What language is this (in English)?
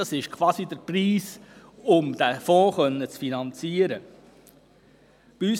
Swiss German